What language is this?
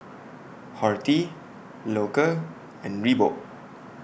English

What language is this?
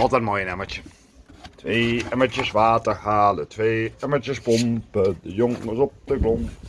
Dutch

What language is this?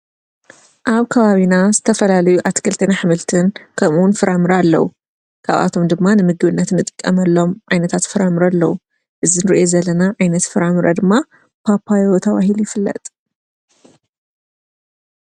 Tigrinya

